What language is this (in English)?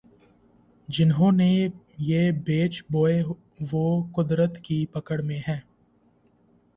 Urdu